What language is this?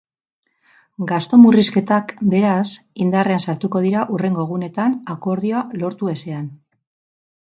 Basque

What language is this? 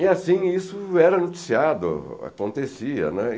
Portuguese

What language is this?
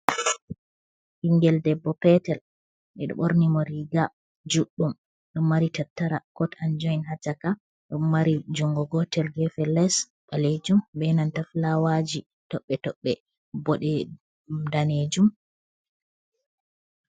Fula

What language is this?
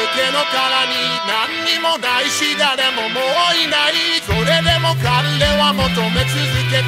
Romanian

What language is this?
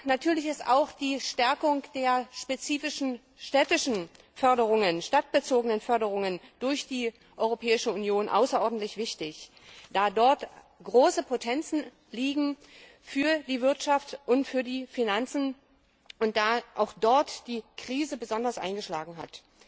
German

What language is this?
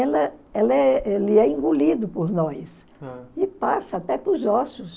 Portuguese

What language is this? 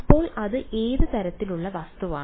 Malayalam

